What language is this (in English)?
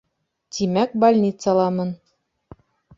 Bashkir